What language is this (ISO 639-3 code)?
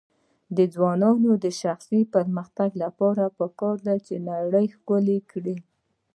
pus